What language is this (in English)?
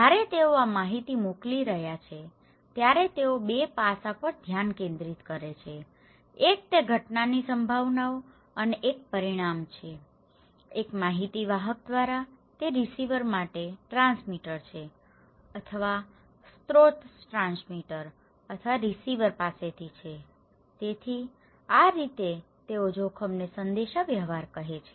Gujarati